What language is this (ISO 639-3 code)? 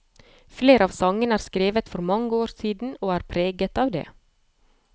nor